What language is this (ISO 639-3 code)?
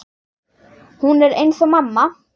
isl